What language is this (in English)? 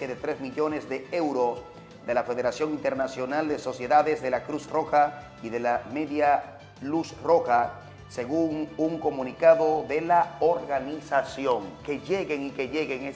Spanish